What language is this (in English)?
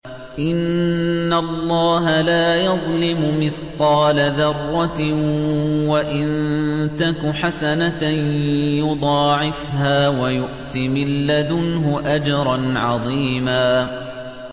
Arabic